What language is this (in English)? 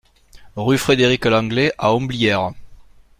French